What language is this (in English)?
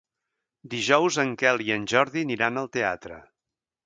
Catalan